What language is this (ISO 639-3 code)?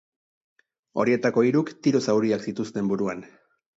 eus